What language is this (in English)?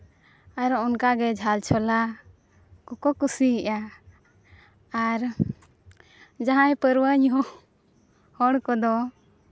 Santali